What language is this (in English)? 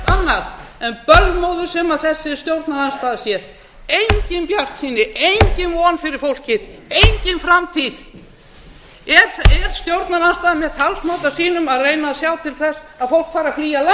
Icelandic